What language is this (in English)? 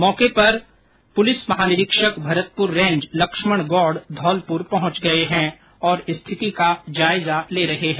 Hindi